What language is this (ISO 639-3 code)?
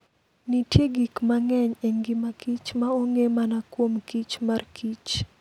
luo